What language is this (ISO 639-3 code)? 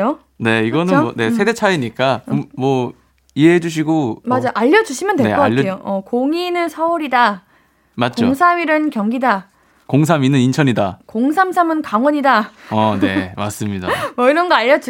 kor